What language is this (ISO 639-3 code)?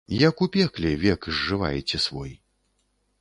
bel